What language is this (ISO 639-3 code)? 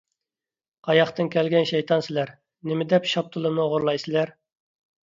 uig